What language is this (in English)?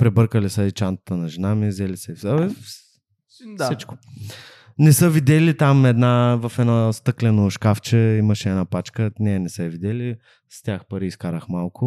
Bulgarian